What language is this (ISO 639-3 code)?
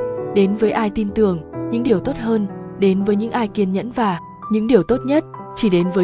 vie